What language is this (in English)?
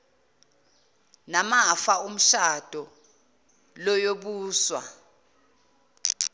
Zulu